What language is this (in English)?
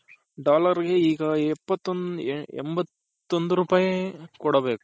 Kannada